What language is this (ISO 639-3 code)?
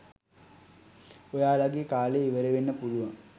sin